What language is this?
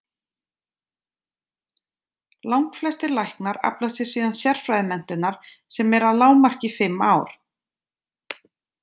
Icelandic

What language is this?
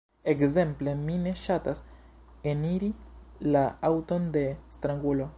Esperanto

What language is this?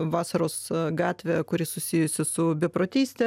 Lithuanian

